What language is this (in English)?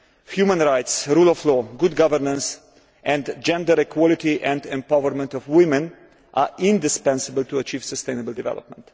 English